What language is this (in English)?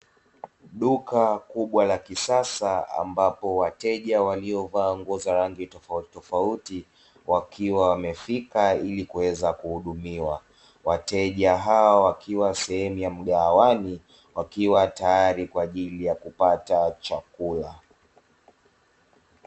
Swahili